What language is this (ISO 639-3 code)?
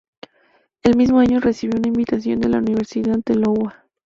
spa